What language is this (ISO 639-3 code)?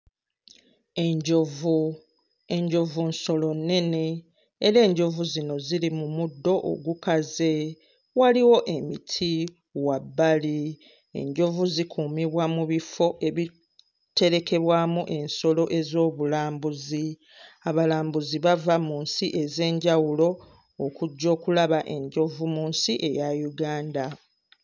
lug